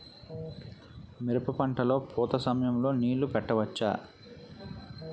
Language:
Telugu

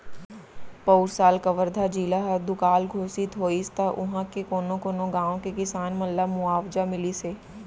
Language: Chhattisgarhi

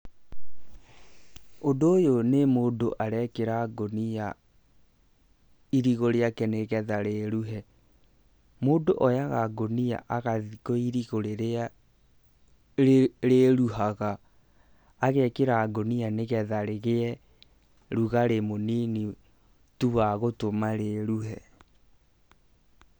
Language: Kikuyu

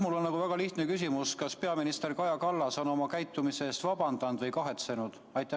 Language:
Estonian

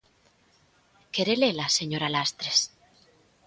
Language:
Galician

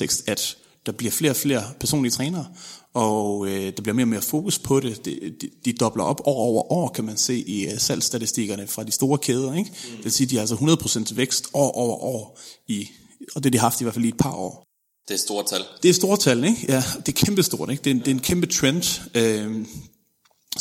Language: Danish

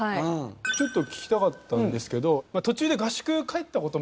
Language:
Japanese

